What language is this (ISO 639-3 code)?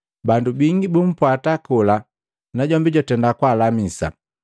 mgv